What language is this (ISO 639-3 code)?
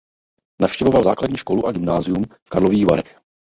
ces